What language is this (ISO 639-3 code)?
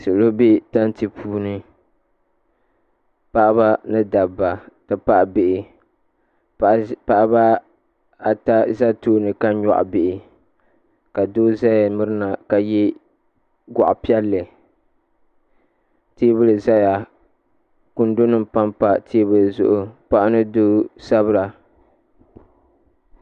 dag